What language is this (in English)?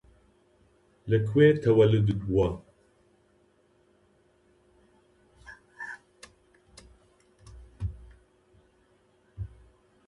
Central Kurdish